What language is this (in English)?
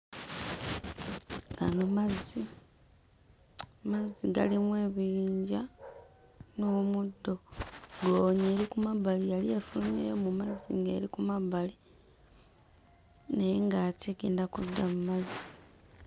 Ganda